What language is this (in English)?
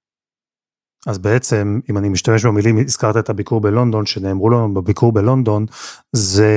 Hebrew